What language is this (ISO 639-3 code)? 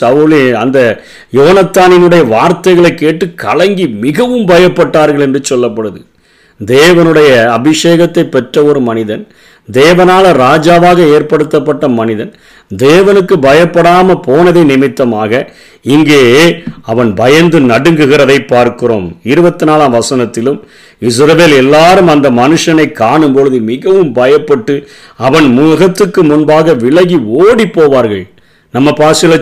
tam